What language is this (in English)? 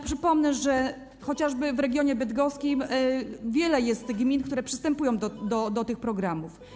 Polish